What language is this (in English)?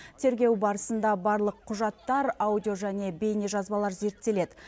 Kazakh